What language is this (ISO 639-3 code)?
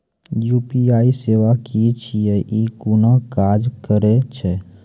mai